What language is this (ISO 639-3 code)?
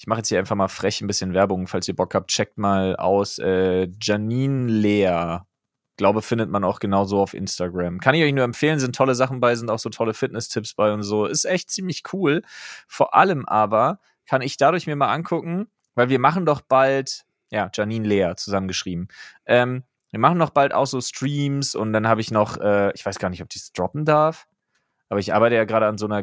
deu